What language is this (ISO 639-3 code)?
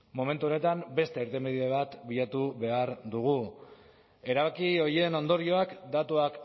eus